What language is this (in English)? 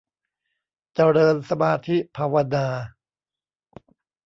Thai